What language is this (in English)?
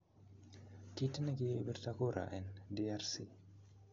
Kalenjin